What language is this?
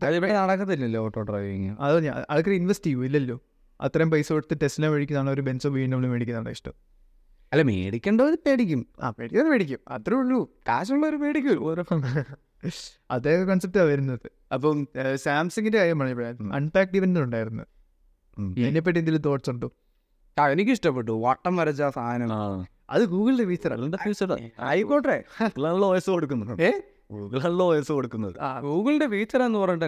Malayalam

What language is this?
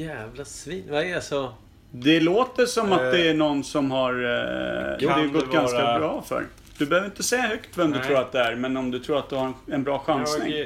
Swedish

